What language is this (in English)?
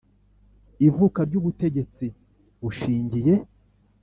Kinyarwanda